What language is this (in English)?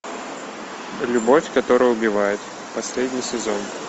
Russian